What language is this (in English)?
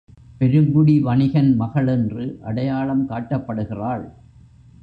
Tamil